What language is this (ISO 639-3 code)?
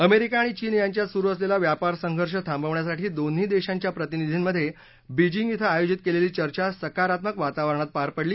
mar